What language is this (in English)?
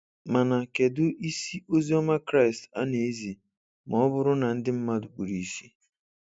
Igbo